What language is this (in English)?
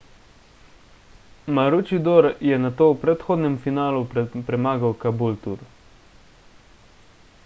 Slovenian